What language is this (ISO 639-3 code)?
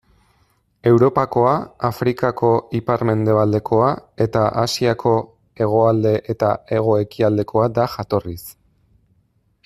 eus